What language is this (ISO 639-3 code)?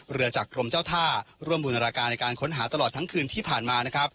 tha